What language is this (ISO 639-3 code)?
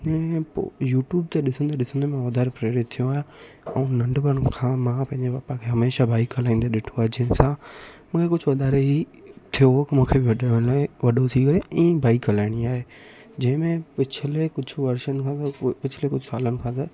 snd